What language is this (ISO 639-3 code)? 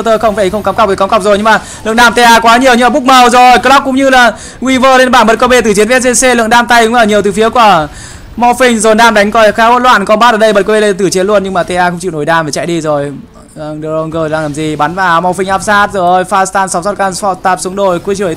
vie